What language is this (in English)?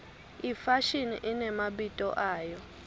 Swati